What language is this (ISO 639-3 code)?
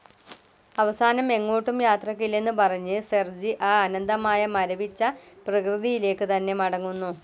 mal